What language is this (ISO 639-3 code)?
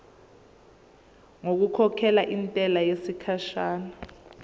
zul